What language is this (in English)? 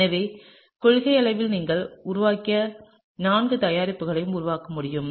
Tamil